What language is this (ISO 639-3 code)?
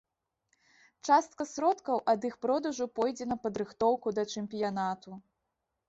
bel